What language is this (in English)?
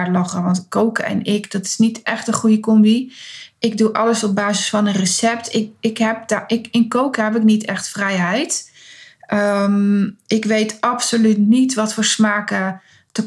Dutch